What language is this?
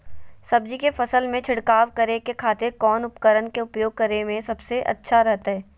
Magahi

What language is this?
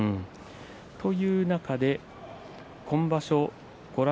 Japanese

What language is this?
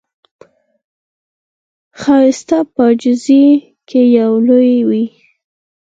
Pashto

